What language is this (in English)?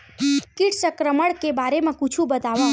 Chhattisgarhi